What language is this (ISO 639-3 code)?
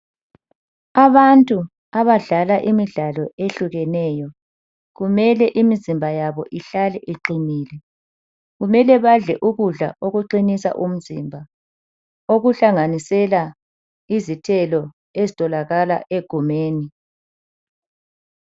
nde